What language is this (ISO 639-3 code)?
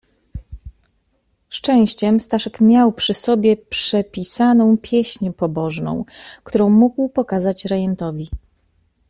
pol